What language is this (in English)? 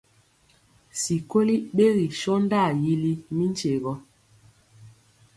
Mpiemo